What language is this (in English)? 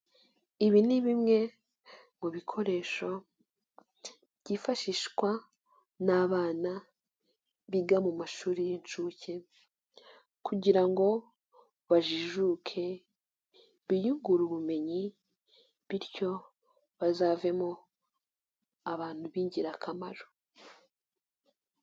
Kinyarwanda